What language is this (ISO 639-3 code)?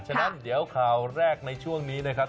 tha